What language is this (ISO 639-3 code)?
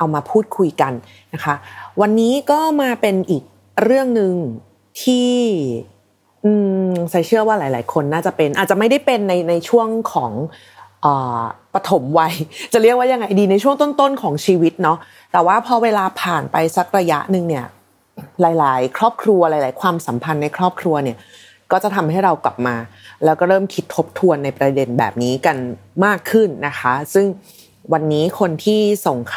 tha